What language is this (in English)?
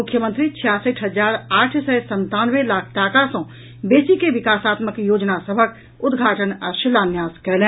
Maithili